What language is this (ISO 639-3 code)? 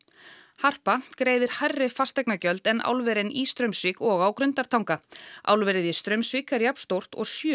isl